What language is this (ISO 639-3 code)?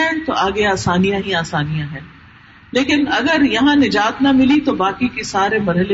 urd